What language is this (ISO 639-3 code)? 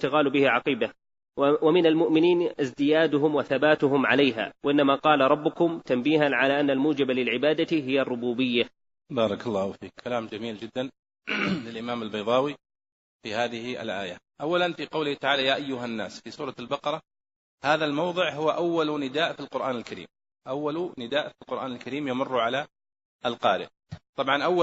ara